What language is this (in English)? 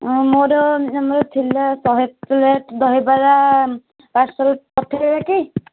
Odia